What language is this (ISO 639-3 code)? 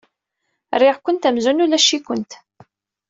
kab